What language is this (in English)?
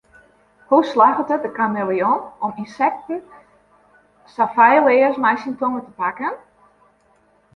Western Frisian